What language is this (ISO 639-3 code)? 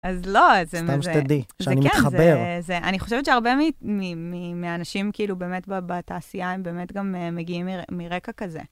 heb